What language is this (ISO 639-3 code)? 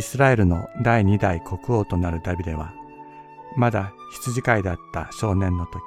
jpn